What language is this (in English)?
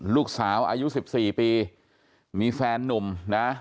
Thai